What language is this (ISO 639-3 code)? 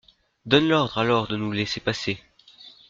fra